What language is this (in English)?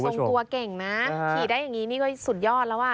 Thai